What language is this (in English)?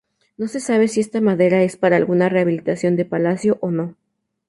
Spanish